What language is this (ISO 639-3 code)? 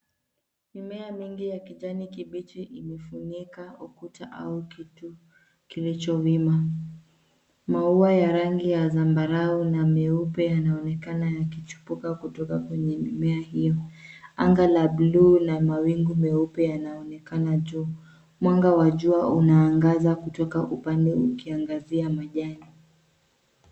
swa